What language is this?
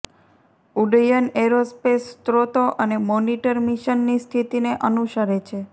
Gujarati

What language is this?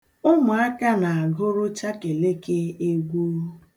Igbo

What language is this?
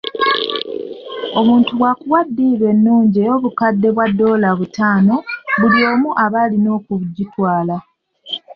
Ganda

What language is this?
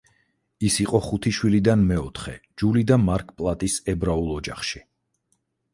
Georgian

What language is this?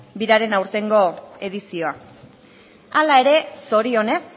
Basque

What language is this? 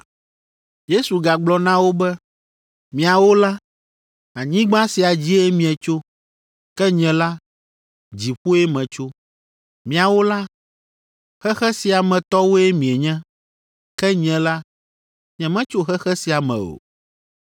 Ewe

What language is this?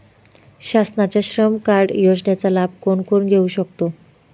Marathi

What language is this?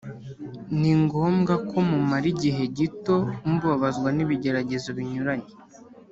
Kinyarwanda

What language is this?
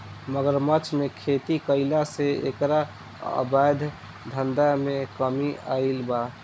Bhojpuri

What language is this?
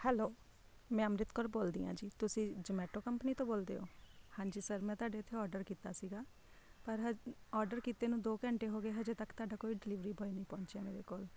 Punjabi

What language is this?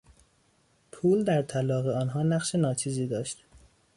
Persian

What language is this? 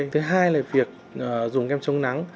Vietnamese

